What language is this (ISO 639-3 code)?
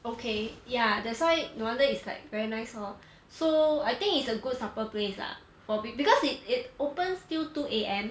eng